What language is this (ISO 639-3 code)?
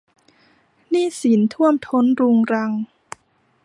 tha